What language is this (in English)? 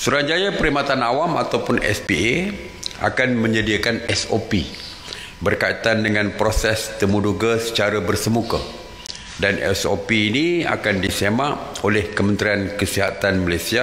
Malay